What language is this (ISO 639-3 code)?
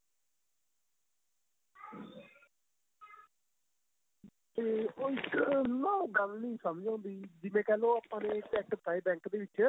pan